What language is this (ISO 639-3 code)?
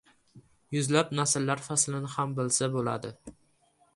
uzb